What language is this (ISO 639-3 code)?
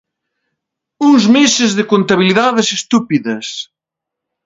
glg